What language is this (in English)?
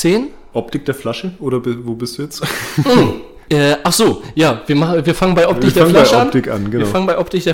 German